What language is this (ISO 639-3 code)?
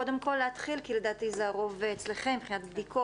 heb